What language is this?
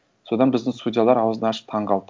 Kazakh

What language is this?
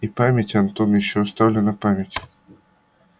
Russian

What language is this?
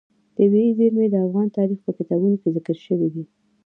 Pashto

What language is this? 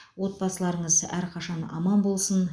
Kazakh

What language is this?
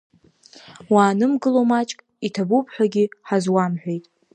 Abkhazian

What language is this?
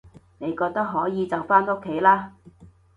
Cantonese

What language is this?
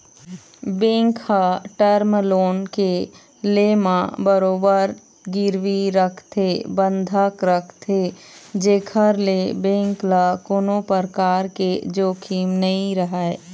Chhattisgarhi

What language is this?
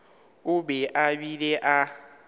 Northern Sotho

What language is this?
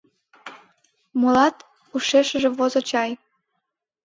Mari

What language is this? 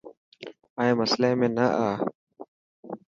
Dhatki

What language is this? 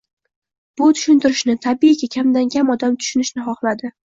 Uzbek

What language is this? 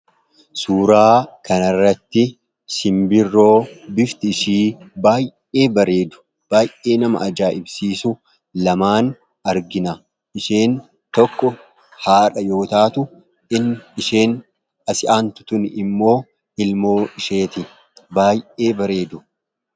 Oromo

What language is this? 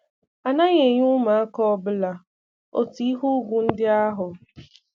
Igbo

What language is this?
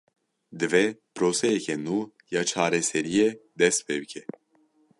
Kurdish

